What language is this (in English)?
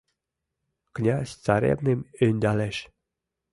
Mari